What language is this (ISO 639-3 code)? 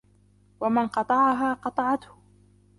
ara